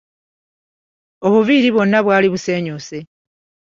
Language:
Ganda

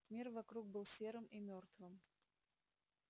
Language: Russian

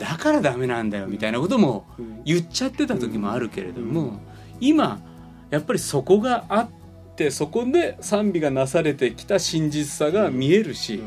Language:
Japanese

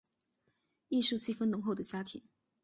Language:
Chinese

